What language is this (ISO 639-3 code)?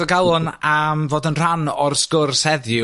cym